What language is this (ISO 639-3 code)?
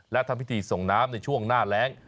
tha